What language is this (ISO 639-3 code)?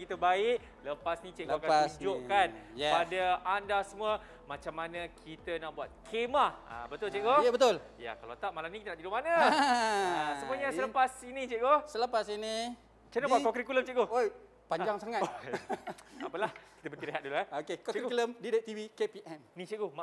msa